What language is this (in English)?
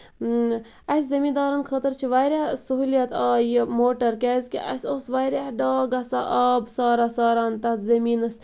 Kashmiri